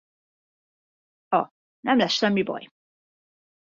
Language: Hungarian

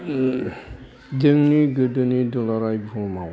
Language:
Bodo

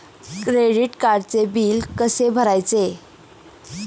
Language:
Marathi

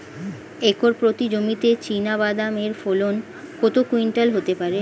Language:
Bangla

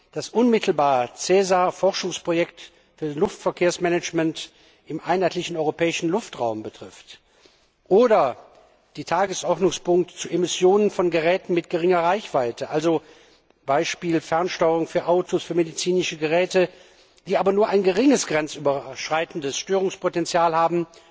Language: German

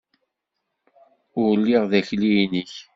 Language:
Kabyle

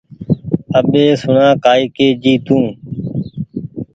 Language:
Goaria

